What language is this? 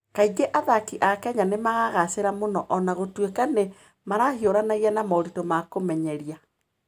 Kikuyu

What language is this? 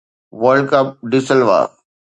Sindhi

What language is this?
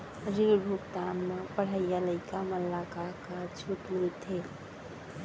Chhattisgarhi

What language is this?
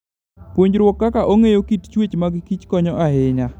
Luo (Kenya and Tanzania)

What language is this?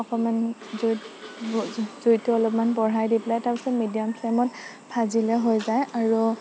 Assamese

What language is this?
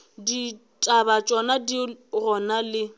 Northern Sotho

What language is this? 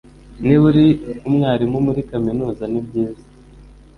Kinyarwanda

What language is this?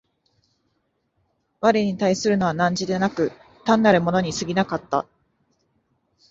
Japanese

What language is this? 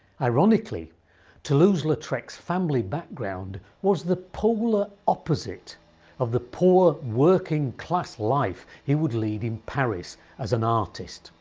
English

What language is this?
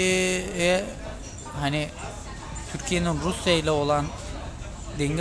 Turkish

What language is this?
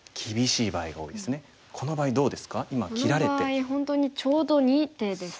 Japanese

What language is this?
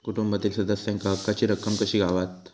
Marathi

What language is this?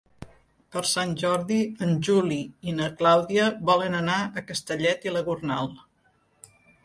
Catalan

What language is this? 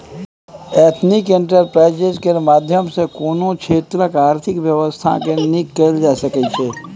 Maithili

